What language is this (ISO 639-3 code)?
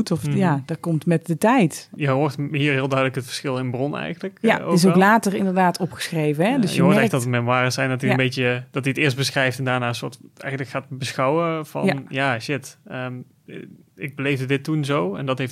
nld